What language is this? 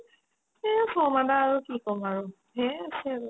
Assamese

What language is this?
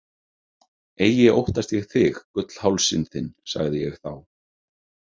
Icelandic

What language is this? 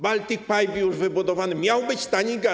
Polish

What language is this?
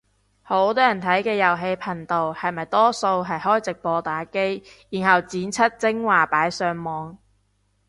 Cantonese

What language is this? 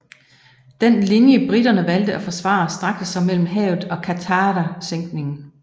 Danish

